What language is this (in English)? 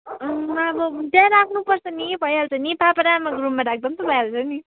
Nepali